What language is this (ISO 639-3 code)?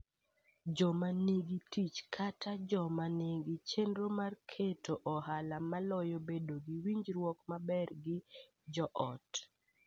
luo